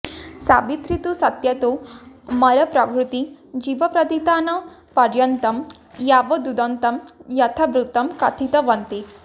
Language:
Sanskrit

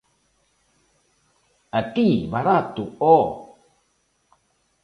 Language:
Galician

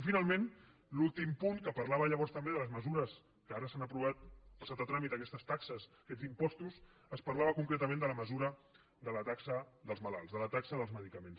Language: Catalan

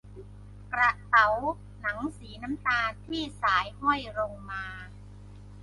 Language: Thai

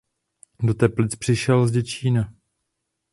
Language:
Czech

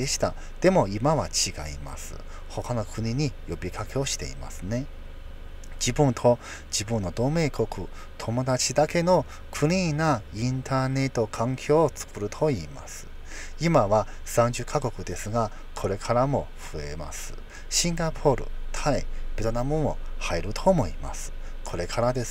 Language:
Japanese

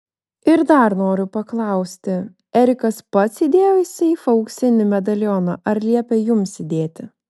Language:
Lithuanian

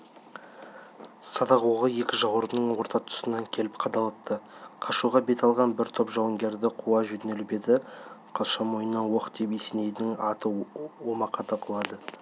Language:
Kazakh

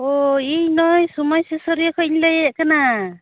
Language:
Santali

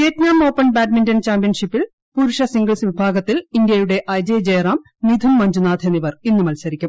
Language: Malayalam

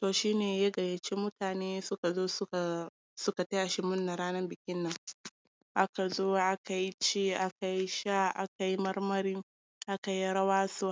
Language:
Hausa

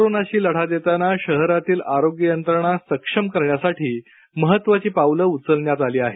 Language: Marathi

